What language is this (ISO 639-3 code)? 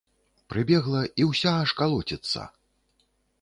bel